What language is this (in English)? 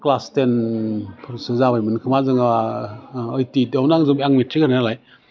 Bodo